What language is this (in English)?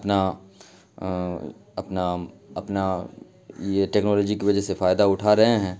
Urdu